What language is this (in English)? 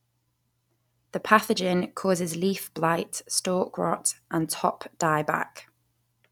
English